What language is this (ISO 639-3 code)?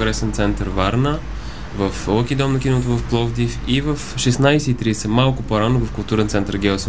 bul